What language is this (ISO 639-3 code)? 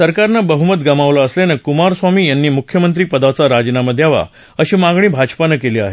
mar